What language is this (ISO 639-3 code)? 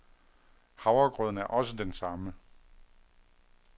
dan